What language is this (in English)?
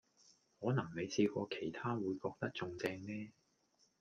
Cantonese